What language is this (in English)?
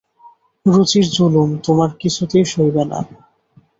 Bangla